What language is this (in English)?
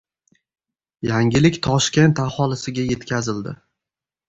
Uzbek